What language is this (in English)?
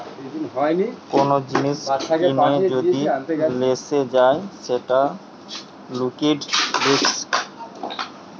Bangla